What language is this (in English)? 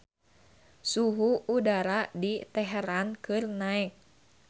Sundanese